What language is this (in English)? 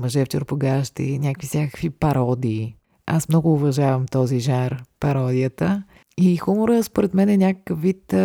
Bulgarian